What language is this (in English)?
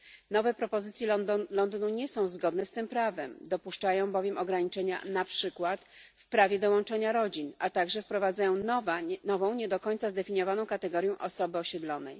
Polish